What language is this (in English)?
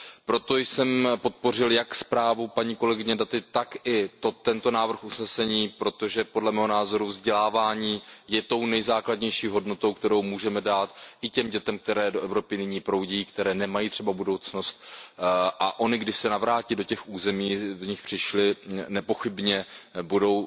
Czech